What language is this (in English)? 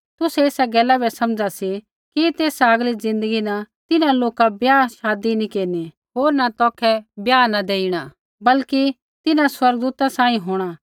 Kullu Pahari